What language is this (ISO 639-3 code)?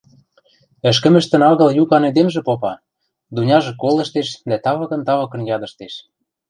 mrj